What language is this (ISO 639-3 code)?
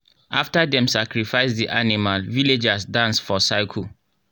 pcm